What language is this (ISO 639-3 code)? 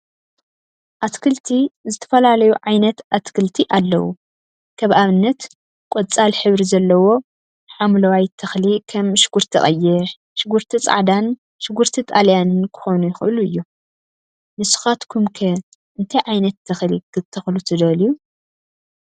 tir